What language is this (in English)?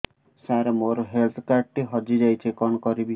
Odia